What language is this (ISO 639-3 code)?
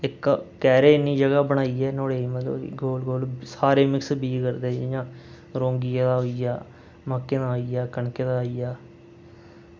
doi